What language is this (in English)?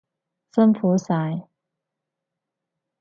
Cantonese